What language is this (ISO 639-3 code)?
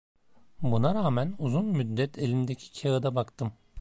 tur